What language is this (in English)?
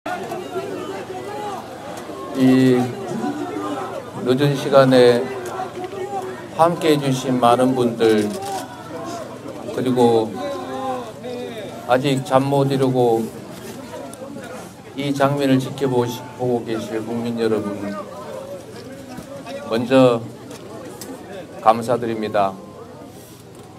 Korean